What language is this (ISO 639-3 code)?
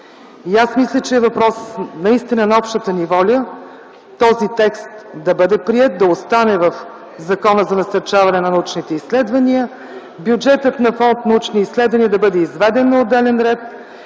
bul